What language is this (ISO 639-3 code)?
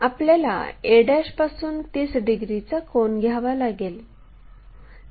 mar